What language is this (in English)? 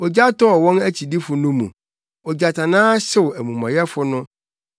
Akan